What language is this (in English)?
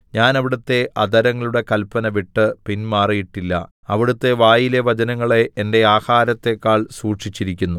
Malayalam